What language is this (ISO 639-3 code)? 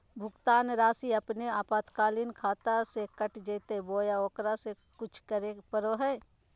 mag